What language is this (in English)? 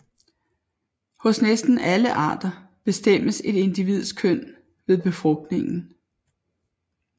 Danish